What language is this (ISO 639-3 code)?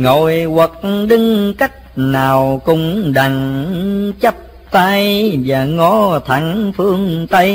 vie